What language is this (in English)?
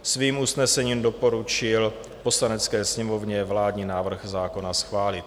Czech